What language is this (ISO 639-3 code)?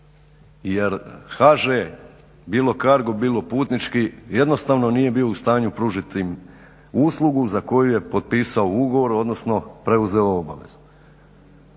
hrv